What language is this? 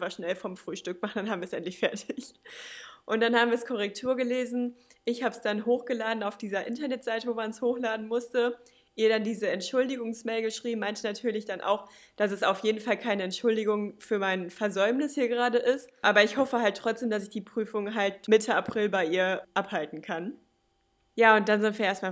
German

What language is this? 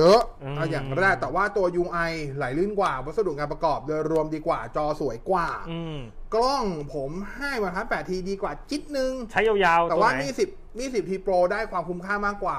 Thai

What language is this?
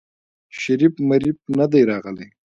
Pashto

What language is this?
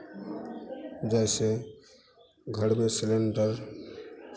Hindi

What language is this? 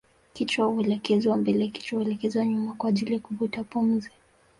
Swahili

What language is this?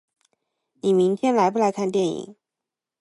Chinese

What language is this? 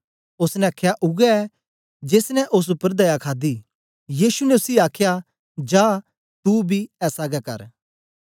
Dogri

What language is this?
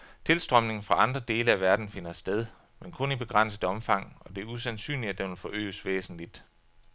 Danish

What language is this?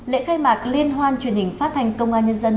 Vietnamese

